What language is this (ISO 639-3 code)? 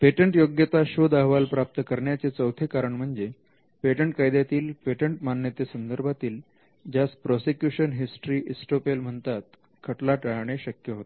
mar